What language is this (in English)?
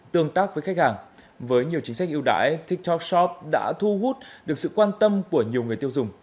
Vietnamese